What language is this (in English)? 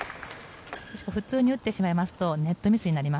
Japanese